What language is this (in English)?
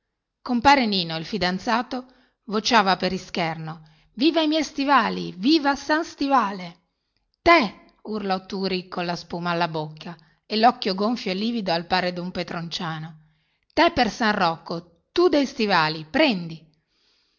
Italian